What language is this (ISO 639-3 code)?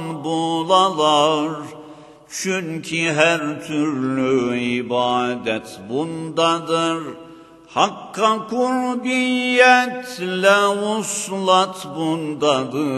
tur